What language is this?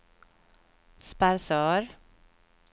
Swedish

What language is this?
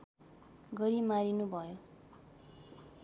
Nepali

